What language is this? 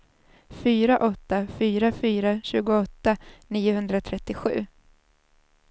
Swedish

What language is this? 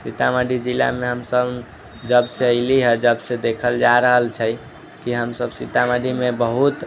Maithili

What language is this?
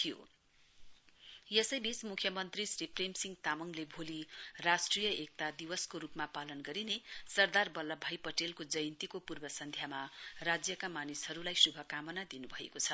Nepali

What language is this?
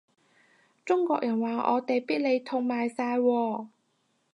Cantonese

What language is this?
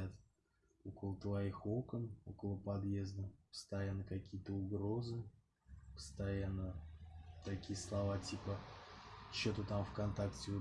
Russian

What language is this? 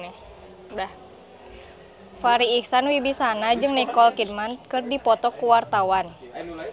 Sundanese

